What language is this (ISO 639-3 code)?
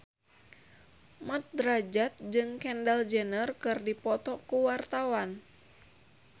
sun